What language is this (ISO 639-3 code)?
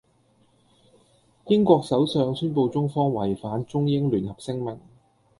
yue